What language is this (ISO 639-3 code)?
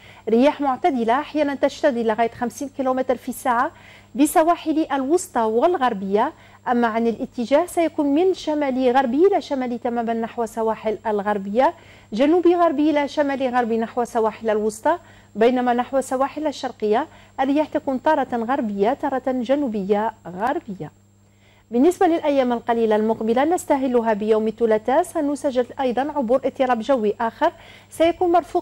ara